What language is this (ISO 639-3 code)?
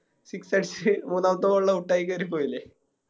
mal